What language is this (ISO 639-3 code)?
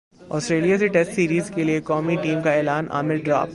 urd